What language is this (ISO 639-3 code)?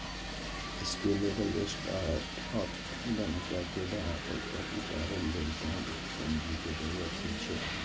mai